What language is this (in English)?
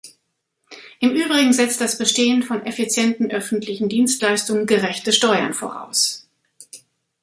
German